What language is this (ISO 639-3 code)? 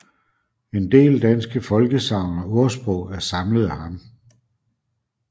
dan